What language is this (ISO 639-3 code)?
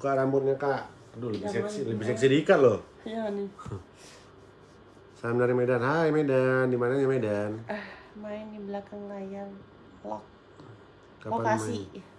ind